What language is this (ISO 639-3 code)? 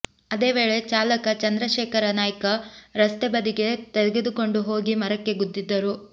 kan